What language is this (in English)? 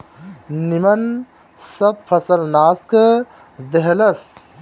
Bhojpuri